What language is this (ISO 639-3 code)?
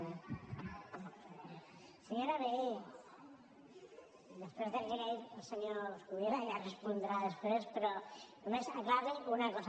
cat